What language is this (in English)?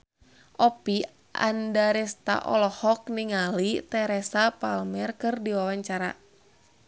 Sundanese